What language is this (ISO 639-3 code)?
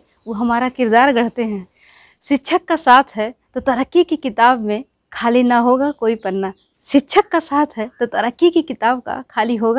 hin